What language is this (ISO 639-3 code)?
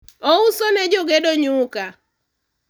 luo